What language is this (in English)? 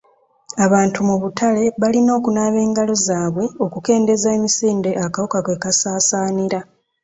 Ganda